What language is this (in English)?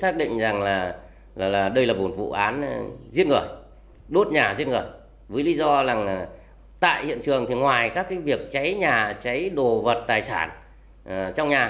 Vietnamese